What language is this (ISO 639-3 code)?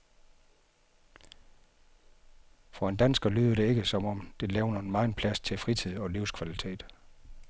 dan